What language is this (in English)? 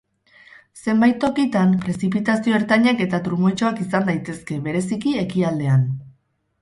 Basque